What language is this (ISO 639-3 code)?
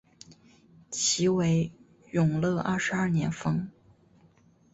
zho